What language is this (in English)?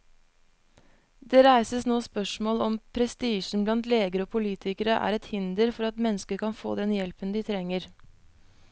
Norwegian